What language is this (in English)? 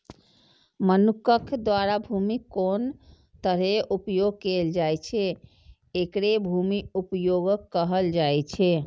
Maithili